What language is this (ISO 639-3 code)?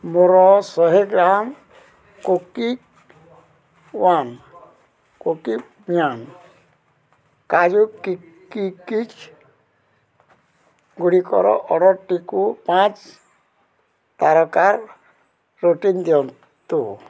ori